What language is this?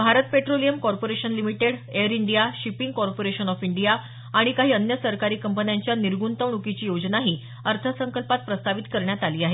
Marathi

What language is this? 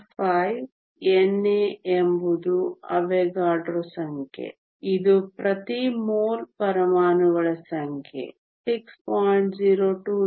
Kannada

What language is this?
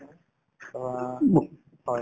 Assamese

